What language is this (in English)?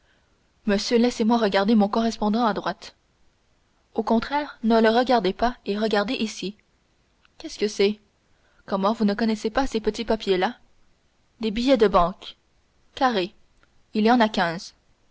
French